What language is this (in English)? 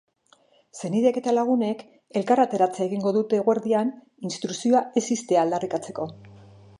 Basque